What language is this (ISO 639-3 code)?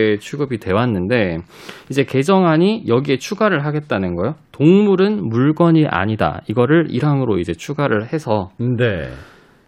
kor